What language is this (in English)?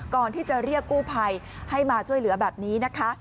Thai